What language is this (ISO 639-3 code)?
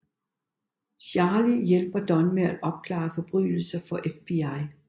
dan